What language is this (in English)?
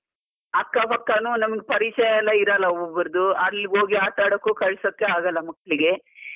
Kannada